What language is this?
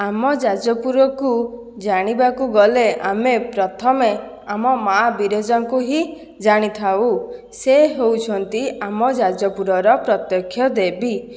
Odia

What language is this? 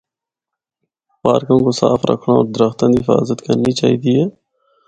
Northern Hindko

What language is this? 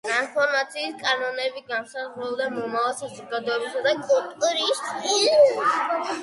Georgian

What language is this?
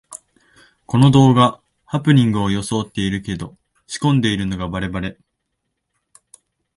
Japanese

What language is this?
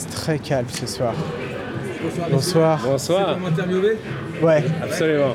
French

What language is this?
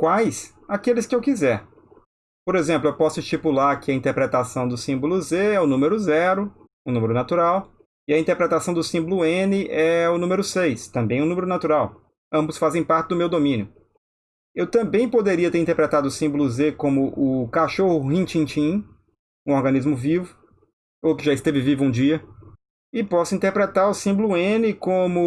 Portuguese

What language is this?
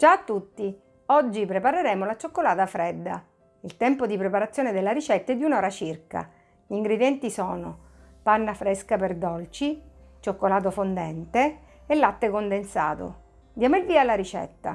Italian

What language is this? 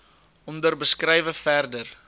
Afrikaans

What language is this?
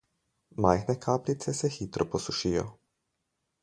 Slovenian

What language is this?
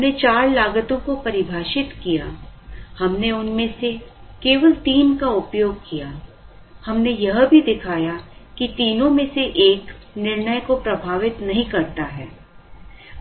Hindi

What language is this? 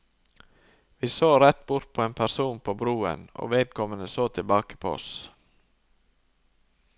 Norwegian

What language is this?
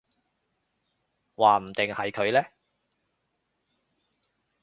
Cantonese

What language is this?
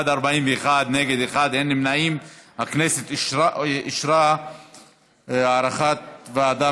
Hebrew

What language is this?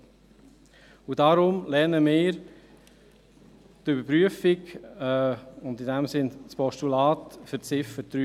Swiss German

